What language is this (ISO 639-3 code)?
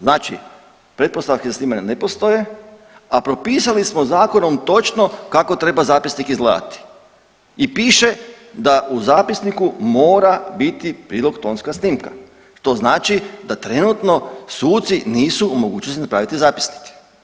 hrv